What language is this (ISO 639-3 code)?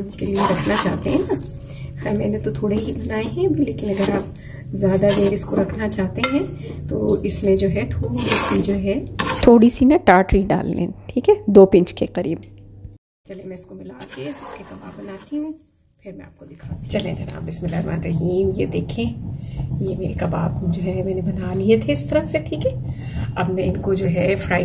hin